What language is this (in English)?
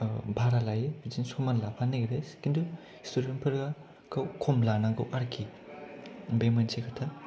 Bodo